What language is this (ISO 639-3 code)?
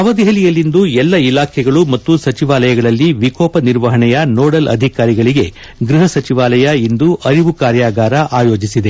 kan